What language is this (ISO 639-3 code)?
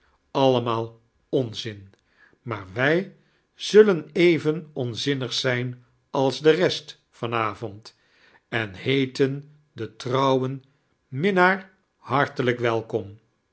nld